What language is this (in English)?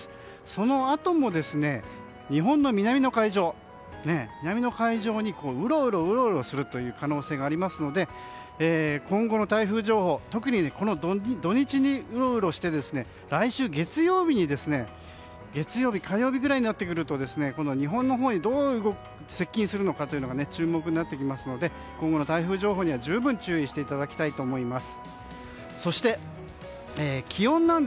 Japanese